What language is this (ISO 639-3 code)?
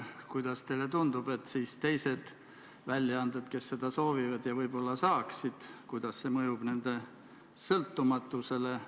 est